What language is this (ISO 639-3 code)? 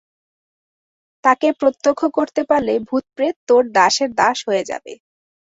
ben